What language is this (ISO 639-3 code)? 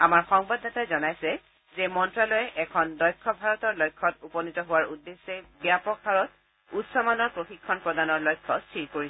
asm